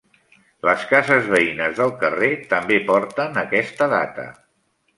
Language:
Catalan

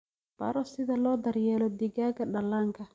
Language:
Somali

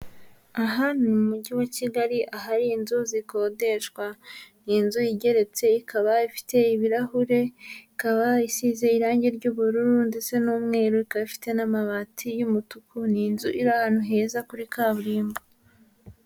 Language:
Kinyarwanda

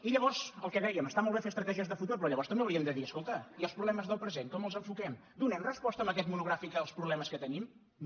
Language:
Catalan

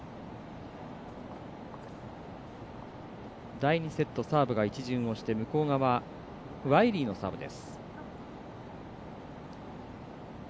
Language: Japanese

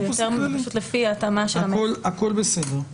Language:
Hebrew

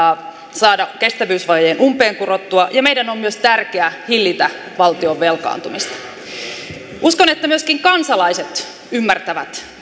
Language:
Finnish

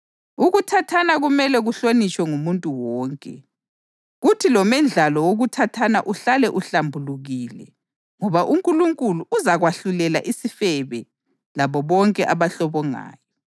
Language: North Ndebele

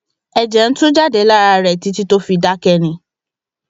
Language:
Yoruba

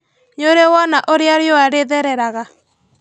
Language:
Kikuyu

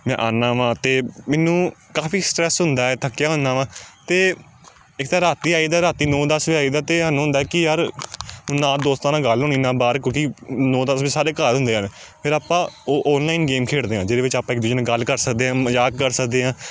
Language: Punjabi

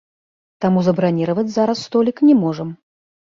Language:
Belarusian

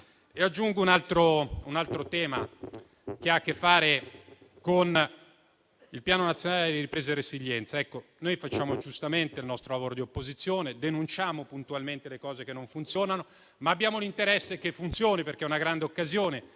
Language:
Italian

